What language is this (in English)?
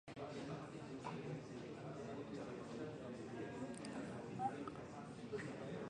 Swahili